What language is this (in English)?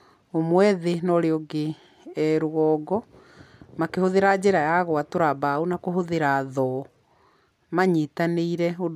Kikuyu